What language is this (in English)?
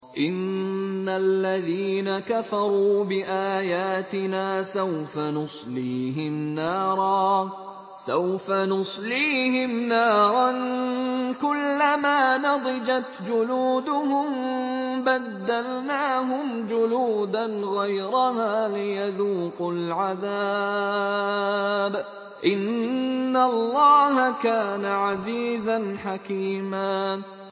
Arabic